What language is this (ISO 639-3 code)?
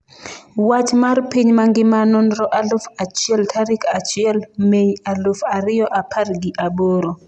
luo